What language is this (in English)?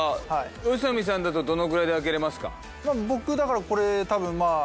Japanese